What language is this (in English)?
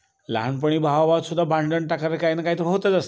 Marathi